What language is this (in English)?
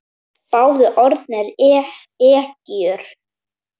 Icelandic